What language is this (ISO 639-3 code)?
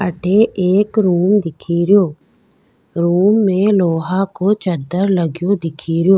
raj